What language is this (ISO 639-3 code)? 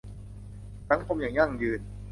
tha